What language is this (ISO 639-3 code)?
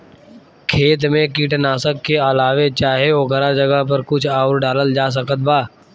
bho